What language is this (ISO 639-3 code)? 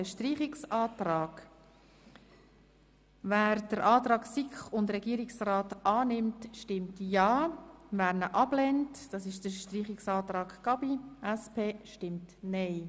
gsw